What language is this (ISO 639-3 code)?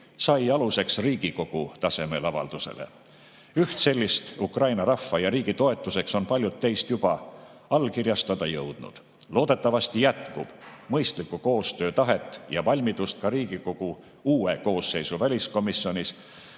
est